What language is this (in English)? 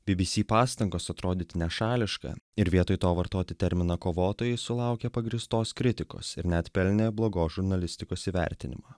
Lithuanian